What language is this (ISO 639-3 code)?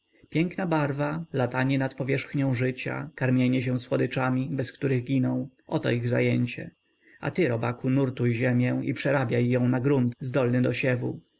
pol